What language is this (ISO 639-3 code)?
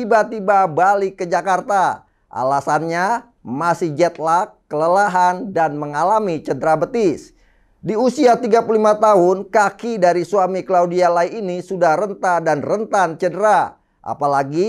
ind